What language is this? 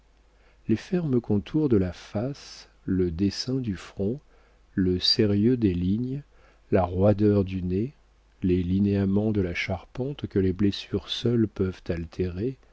French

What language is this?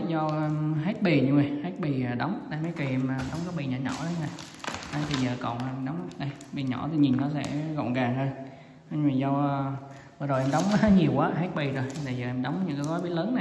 Vietnamese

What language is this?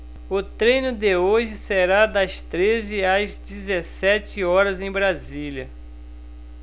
Portuguese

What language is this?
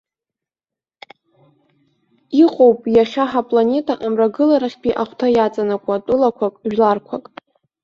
Abkhazian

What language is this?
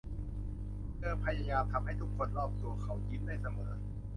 Thai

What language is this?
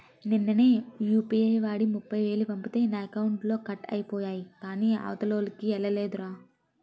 Telugu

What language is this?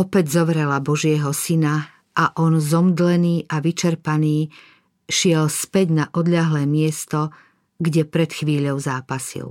Slovak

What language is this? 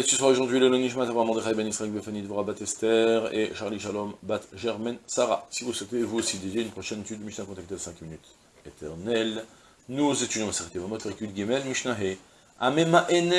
French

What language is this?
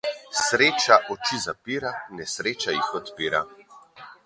Slovenian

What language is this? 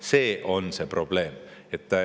Estonian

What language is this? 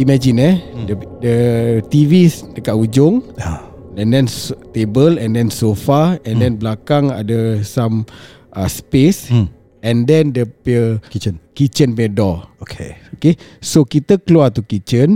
Malay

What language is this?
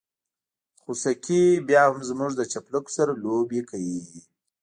Pashto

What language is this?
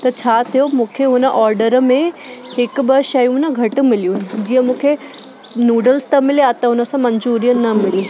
Sindhi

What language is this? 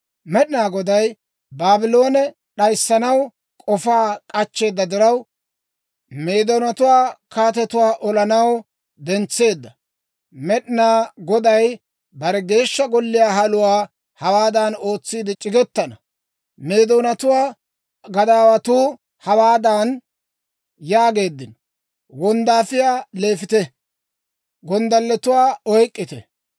Dawro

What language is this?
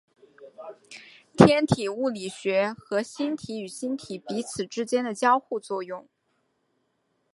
Chinese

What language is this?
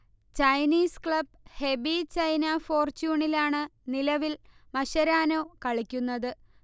Malayalam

